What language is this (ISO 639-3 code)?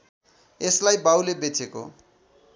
nep